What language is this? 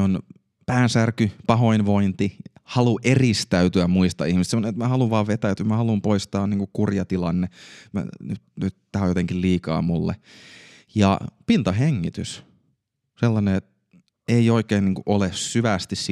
Finnish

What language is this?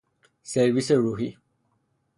Persian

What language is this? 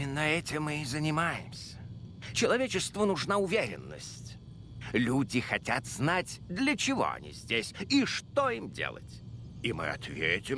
Russian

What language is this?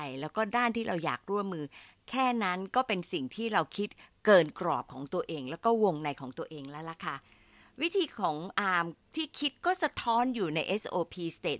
Thai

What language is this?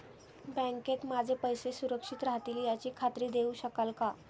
Marathi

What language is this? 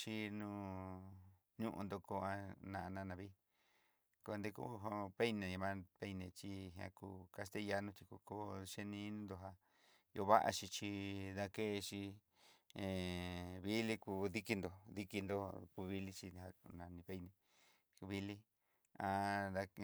Southeastern Nochixtlán Mixtec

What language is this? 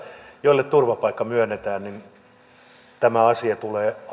Finnish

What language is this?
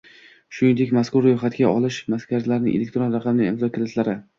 Uzbek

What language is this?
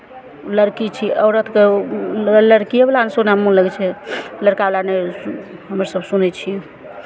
Maithili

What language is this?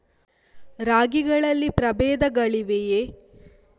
Kannada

